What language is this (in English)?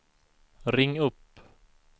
Swedish